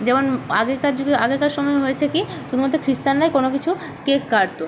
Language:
Bangla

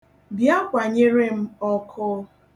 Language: Igbo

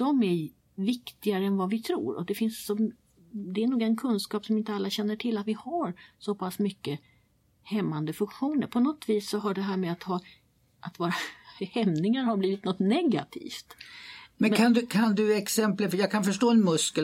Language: Swedish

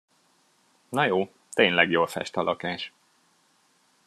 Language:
Hungarian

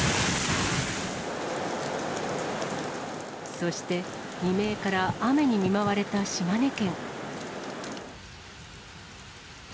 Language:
Japanese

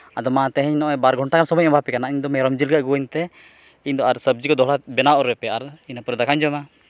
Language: Santali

